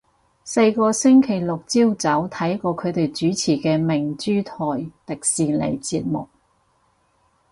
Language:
Cantonese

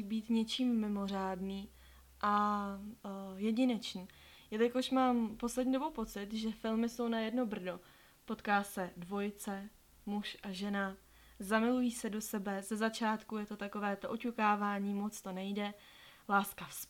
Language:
Czech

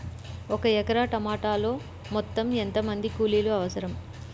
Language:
Telugu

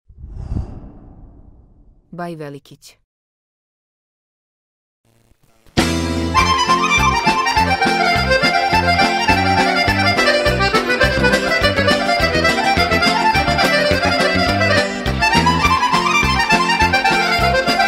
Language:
Romanian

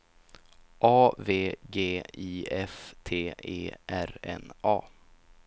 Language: Swedish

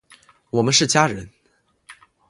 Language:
Chinese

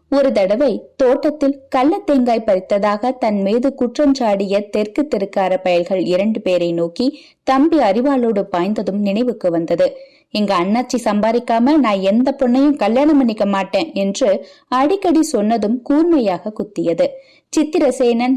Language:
Tamil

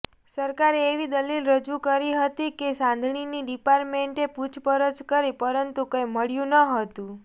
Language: Gujarati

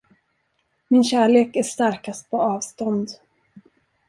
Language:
Swedish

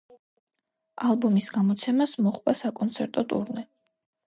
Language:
Georgian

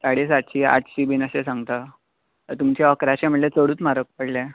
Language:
Konkani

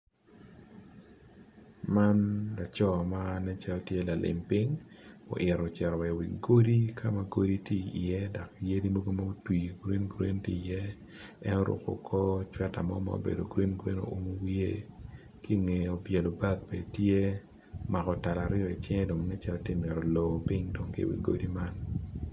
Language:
Acoli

